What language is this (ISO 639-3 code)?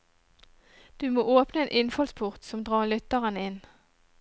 nor